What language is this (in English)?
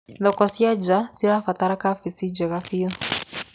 Kikuyu